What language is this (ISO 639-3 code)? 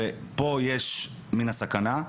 heb